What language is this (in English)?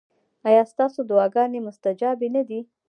Pashto